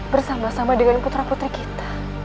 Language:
Indonesian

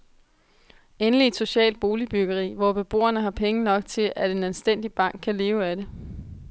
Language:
Danish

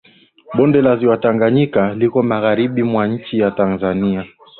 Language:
Swahili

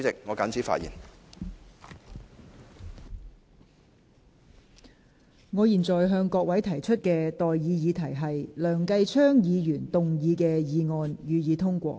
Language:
Cantonese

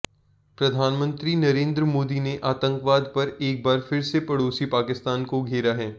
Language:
Hindi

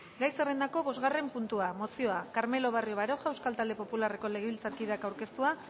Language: Basque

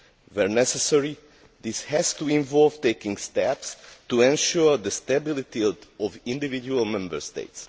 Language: English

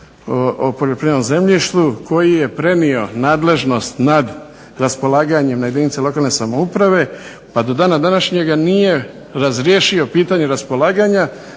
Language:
Croatian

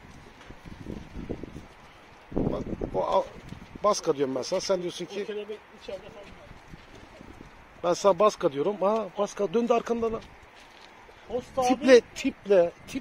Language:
Turkish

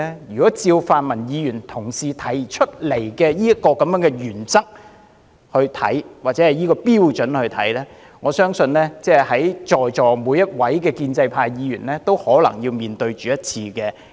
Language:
Cantonese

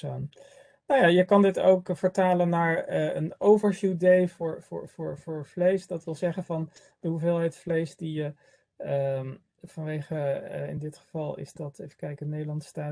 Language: Dutch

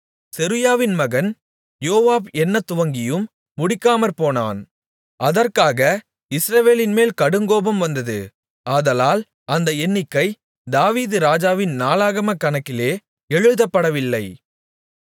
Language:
Tamil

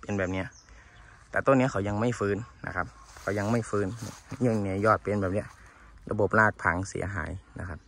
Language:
Thai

